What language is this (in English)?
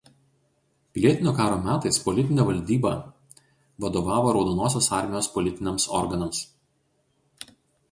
Lithuanian